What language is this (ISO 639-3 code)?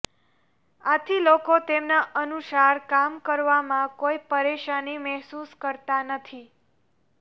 guj